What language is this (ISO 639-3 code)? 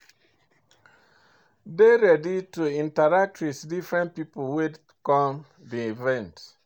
pcm